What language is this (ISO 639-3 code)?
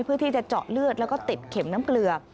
tha